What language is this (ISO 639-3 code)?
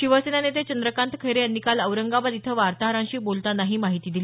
mar